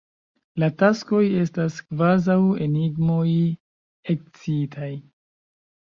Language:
Esperanto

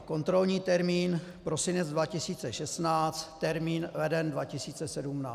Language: Czech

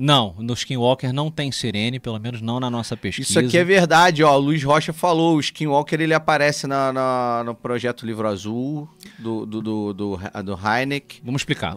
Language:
Portuguese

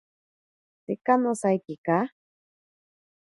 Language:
Ashéninka Perené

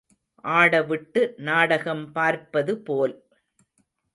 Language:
Tamil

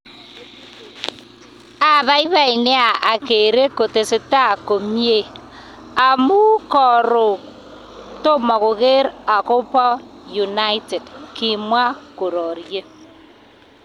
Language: Kalenjin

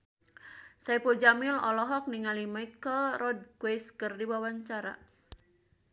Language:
Sundanese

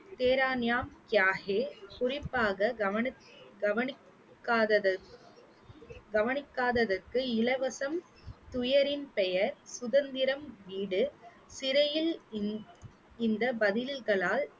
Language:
Tamil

